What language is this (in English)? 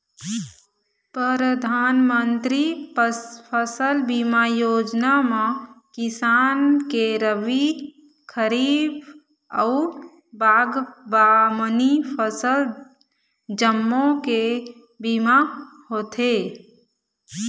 Chhattisgarhi